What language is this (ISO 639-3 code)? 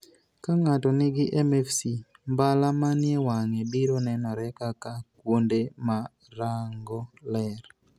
luo